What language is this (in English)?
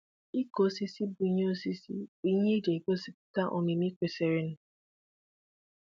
Igbo